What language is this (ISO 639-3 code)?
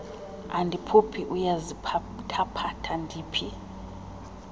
xho